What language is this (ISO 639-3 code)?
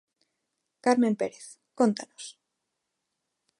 glg